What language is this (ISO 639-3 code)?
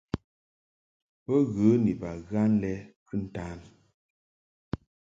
mhk